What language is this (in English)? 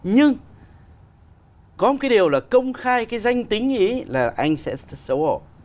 Vietnamese